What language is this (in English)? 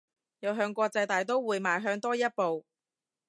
Cantonese